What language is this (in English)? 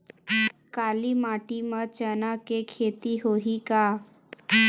Chhattisgarhi